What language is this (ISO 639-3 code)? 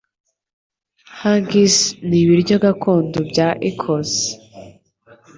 kin